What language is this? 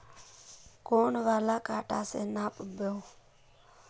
Magahi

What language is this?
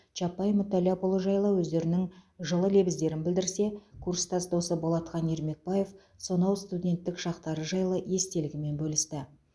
Kazakh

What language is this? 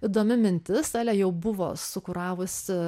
Lithuanian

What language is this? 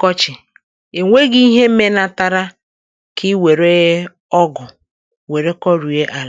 Igbo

